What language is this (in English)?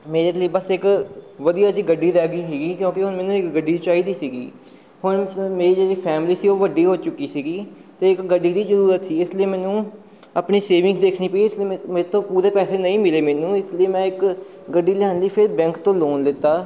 Punjabi